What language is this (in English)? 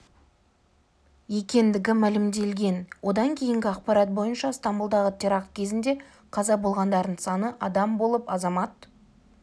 Kazakh